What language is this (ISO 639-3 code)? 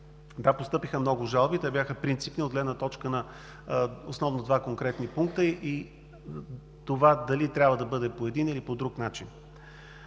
bul